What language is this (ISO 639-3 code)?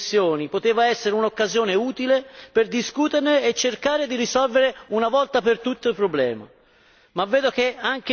ita